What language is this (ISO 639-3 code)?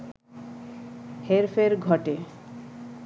ben